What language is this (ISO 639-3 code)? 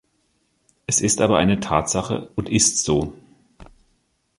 deu